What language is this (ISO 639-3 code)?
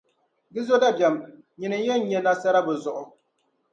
dag